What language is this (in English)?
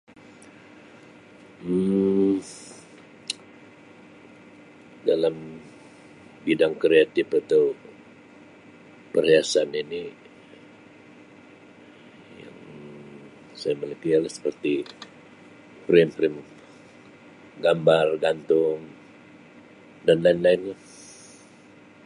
Sabah Malay